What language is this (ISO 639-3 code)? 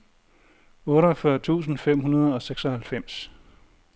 dan